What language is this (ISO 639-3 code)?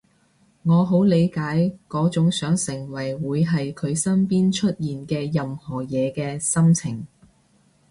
yue